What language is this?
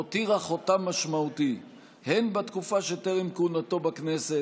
Hebrew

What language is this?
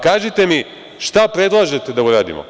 Serbian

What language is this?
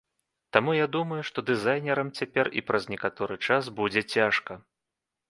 Belarusian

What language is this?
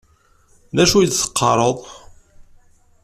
Kabyle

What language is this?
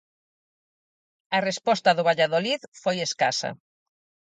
Galician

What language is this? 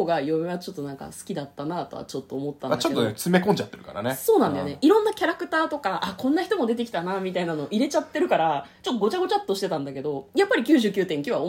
Japanese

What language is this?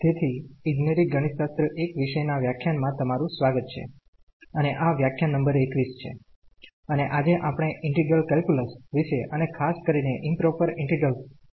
Gujarati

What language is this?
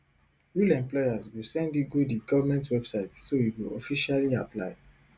Nigerian Pidgin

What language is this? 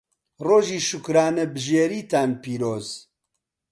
Central Kurdish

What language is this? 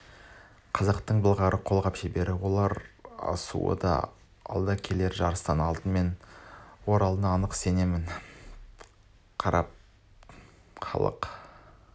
Kazakh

